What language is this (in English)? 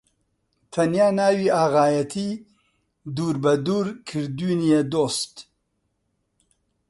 Central Kurdish